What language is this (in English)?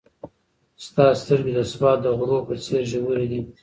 Pashto